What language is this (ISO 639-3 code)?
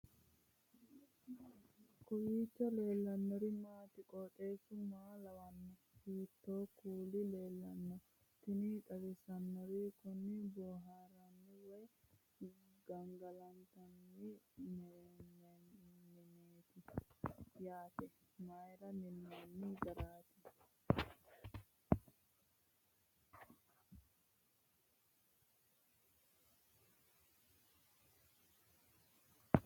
sid